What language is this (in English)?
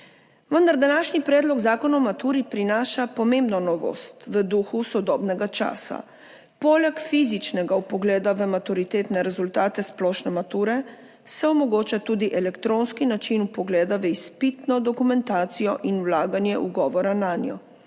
Slovenian